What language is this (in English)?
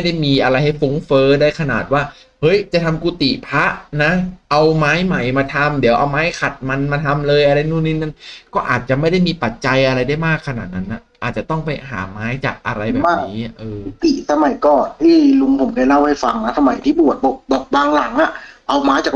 Thai